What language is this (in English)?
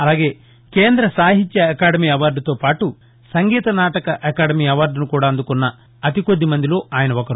Telugu